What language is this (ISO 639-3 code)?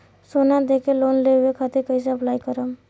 bho